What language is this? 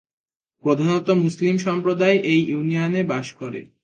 Bangla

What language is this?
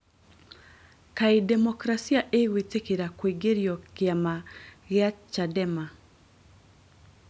Kikuyu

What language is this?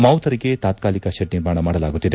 Kannada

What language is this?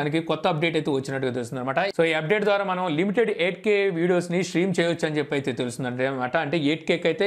Hindi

